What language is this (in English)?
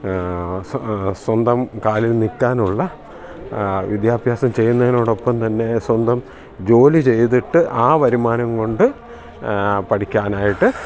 Malayalam